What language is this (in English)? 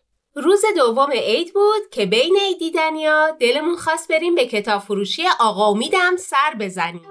Persian